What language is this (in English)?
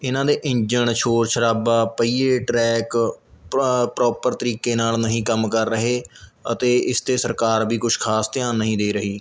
Punjabi